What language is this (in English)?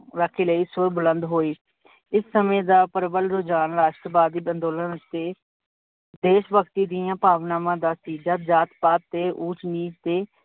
Punjabi